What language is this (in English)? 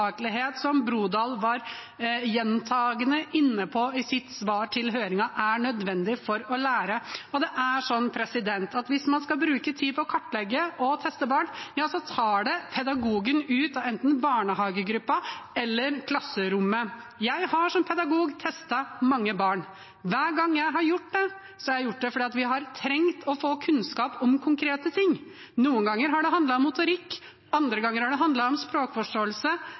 Norwegian Bokmål